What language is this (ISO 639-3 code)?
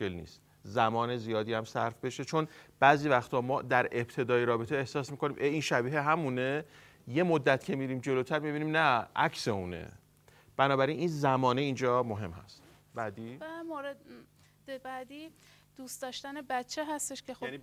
fas